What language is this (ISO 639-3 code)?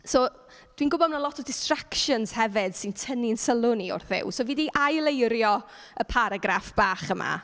cym